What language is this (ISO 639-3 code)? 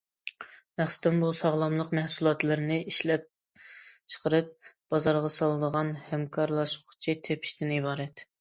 uig